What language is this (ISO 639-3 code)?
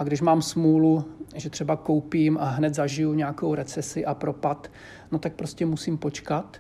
ces